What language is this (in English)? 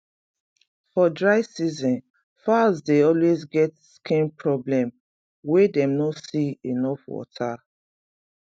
Nigerian Pidgin